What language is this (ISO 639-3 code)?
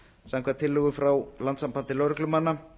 isl